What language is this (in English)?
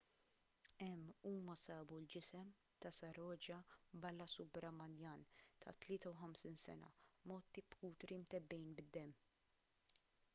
Maltese